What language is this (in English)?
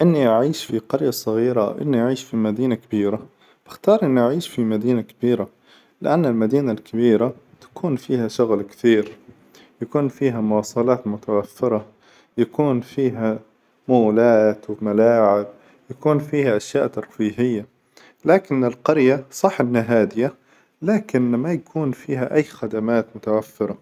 Hijazi Arabic